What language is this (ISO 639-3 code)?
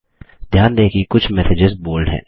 hin